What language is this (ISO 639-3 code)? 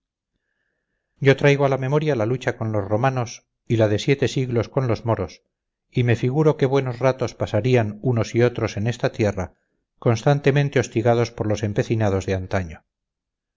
spa